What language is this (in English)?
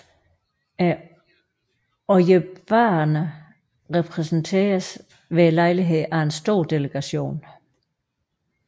Danish